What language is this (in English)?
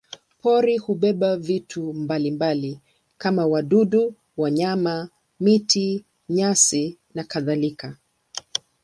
Swahili